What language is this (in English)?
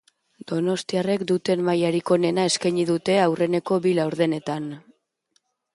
Basque